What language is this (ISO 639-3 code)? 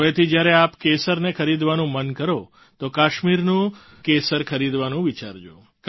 guj